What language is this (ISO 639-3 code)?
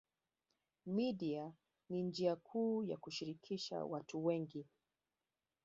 swa